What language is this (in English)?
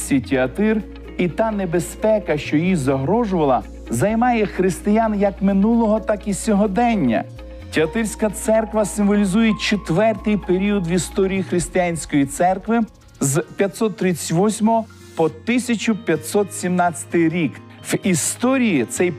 Ukrainian